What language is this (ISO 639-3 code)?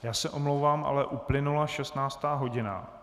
ces